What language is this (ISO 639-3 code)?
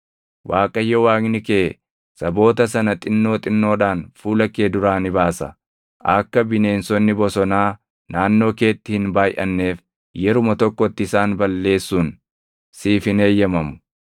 orm